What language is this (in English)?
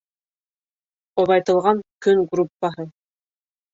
Bashkir